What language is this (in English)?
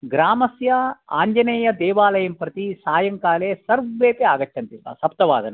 Sanskrit